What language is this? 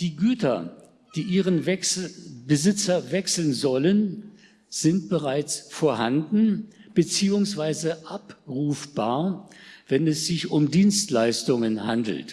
German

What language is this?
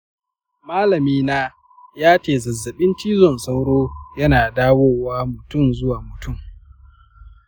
Hausa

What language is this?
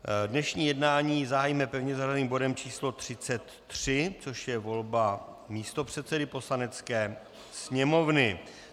Czech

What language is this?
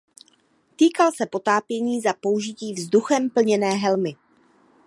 Czech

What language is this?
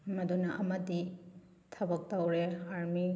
Manipuri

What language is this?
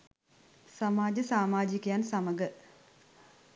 Sinhala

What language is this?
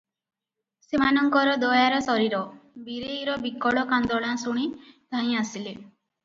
Odia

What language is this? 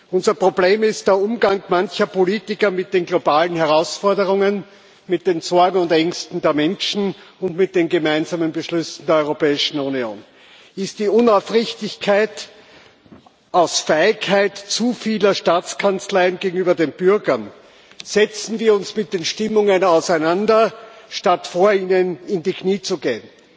German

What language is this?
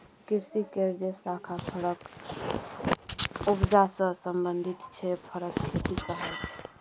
Maithili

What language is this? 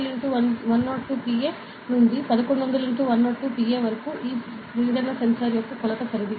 Telugu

